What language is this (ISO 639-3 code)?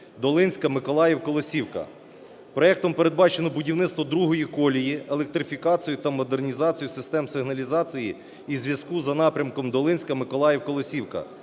ukr